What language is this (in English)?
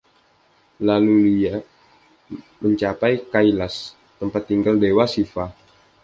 Indonesian